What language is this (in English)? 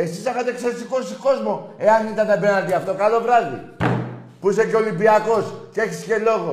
Greek